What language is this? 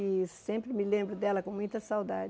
Portuguese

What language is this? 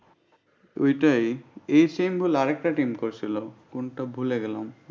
Bangla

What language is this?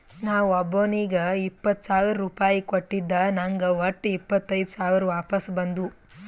Kannada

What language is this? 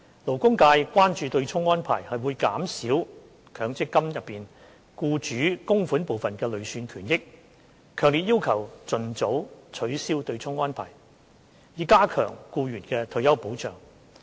Cantonese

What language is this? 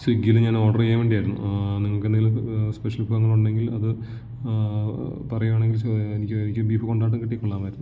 Malayalam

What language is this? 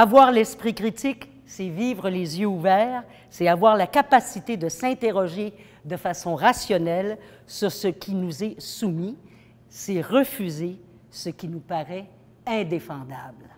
French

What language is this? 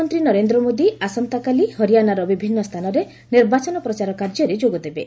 Odia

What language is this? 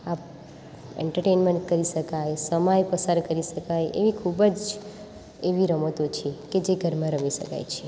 Gujarati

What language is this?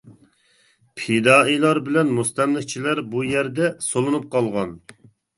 Uyghur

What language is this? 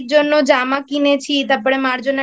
Bangla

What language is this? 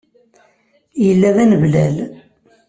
Kabyle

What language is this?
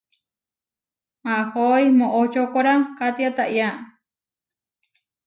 Huarijio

